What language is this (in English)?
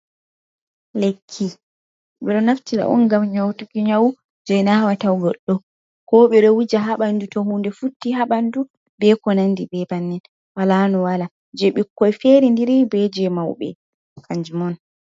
Fula